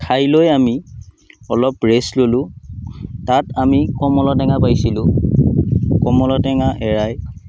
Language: Assamese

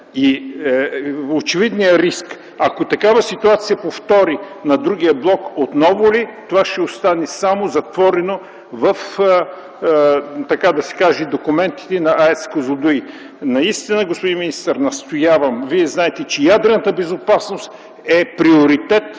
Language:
Bulgarian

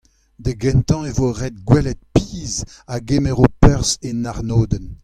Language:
Breton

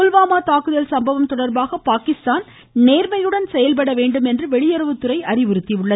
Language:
Tamil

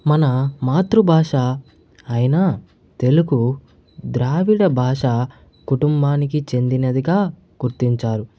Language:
Telugu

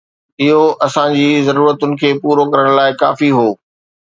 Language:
Sindhi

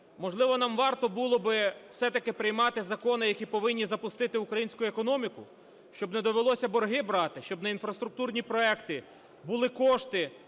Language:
Ukrainian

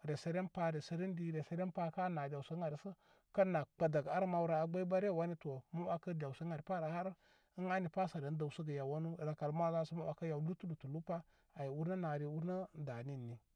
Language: Koma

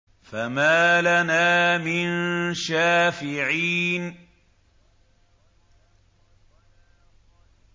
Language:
Arabic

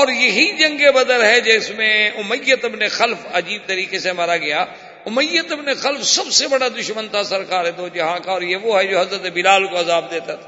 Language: Urdu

